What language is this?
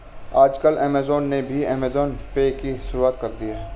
Hindi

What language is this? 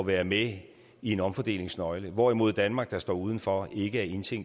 Danish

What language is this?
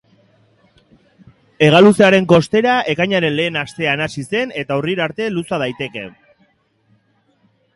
Basque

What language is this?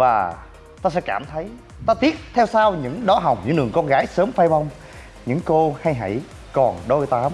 Vietnamese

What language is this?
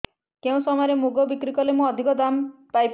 Odia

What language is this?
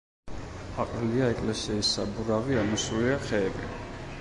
Georgian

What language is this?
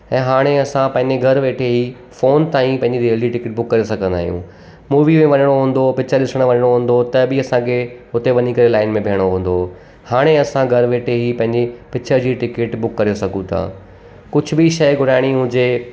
Sindhi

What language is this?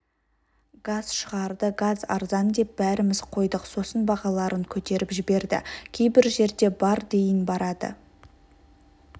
Kazakh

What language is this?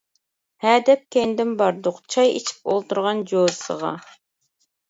Uyghur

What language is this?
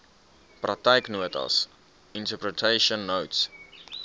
Afrikaans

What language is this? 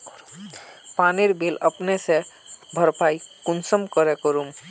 Magahi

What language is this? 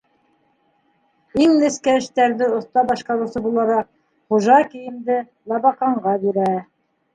Bashkir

